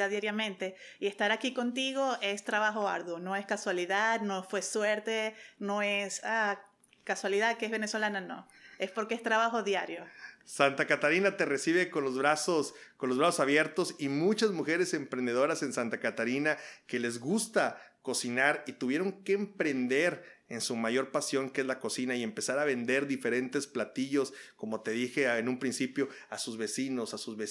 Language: Spanish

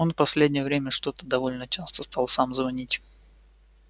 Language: Russian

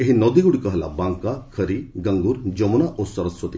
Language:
Odia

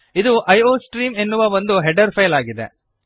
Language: Kannada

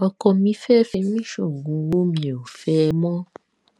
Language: Yoruba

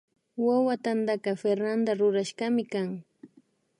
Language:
Imbabura Highland Quichua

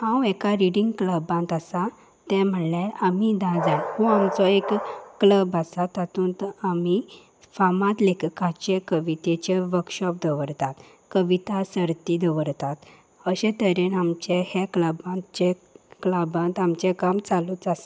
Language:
Konkani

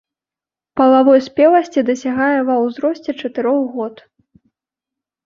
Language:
Belarusian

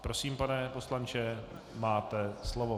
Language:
Czech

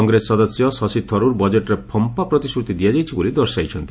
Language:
Odia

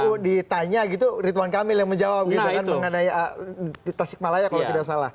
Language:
Indonesian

